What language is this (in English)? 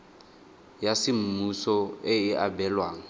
Tswana